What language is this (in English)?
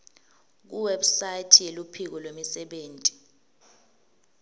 Swati